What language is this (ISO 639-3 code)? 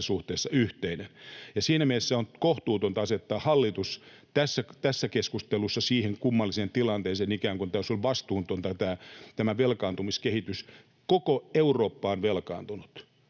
fin